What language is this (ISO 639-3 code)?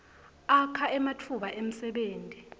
ssw